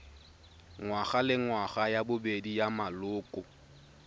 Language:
Tswana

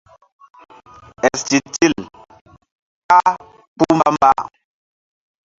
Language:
Mbum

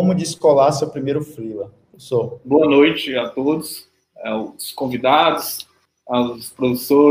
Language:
Portuguese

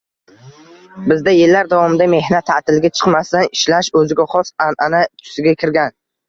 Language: Uzbek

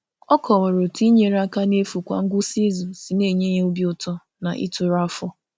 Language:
Igbo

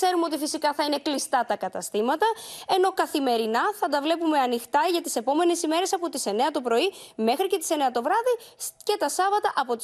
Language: Greek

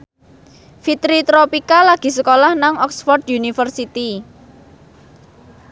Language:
Javanese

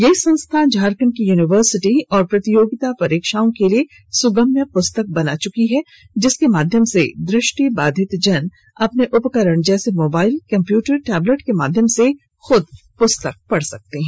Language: Hindi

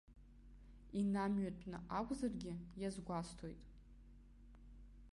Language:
Abkhazian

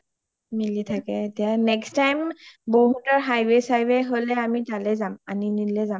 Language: Assamese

